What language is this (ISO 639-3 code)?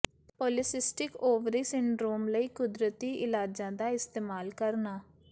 pan